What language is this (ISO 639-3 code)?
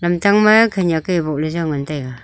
nnp